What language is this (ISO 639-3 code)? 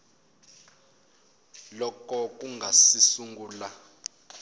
tso